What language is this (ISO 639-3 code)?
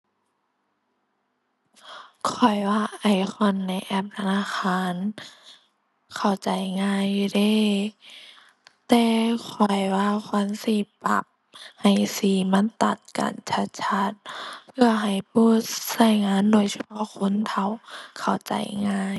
tha